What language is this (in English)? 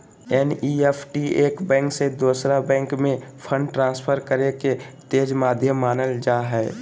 Magahi